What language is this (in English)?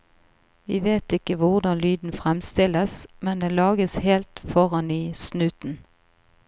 Norwegian